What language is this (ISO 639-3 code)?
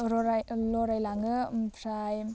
brx